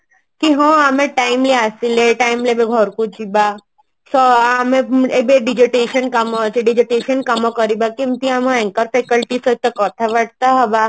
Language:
Odia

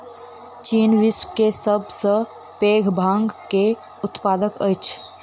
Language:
Maithili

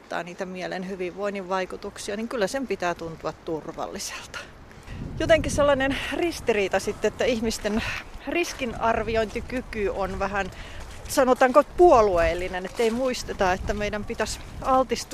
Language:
Finnish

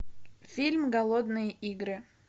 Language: Russian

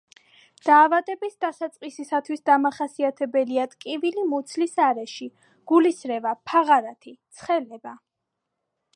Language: Georgian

